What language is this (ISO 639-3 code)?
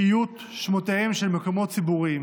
heb